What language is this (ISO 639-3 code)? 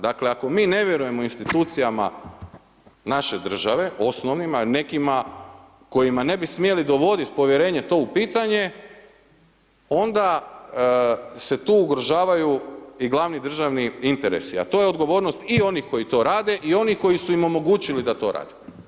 hrv